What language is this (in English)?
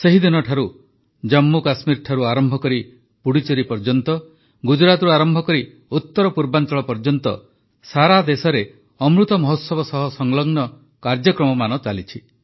Odia